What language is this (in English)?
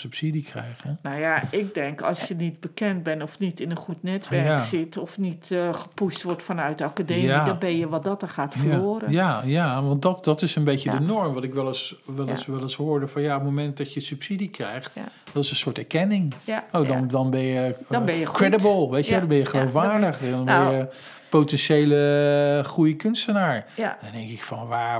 Dutch